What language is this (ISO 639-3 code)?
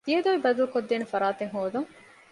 div